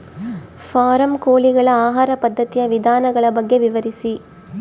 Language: Kannada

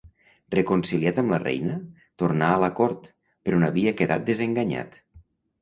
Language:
Catalan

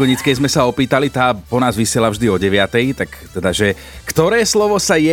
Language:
Slovak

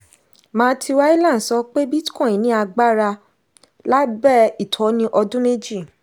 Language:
Yoruba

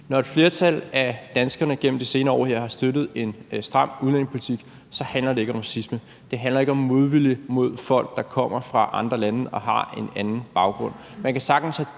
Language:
Danish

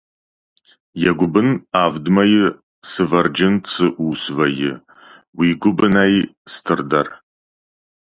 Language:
Ossetic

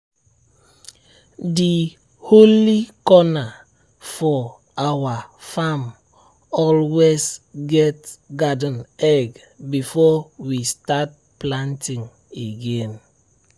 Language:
Nigerian Pidgin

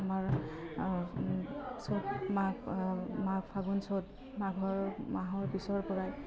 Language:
Assamese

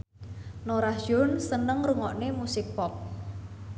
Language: Javanese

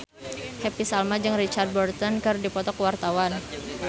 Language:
Sundanese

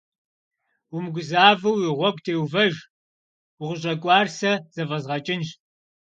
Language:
Kabardian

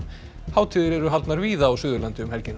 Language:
Icelandic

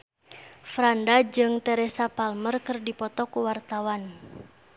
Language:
Sundanese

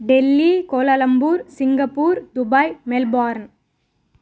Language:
Telugu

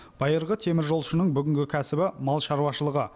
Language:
Kazakh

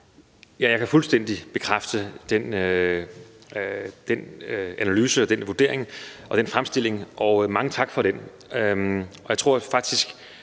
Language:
Danish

